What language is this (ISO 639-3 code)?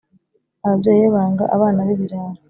kin